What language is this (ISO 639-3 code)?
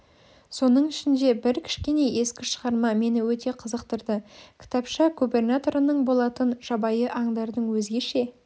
kaz